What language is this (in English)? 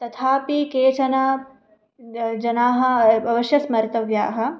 Sanskrit